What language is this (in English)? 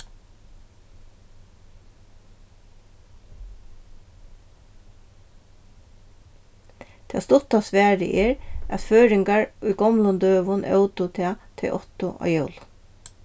Faroese